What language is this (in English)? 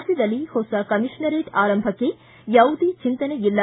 Kannada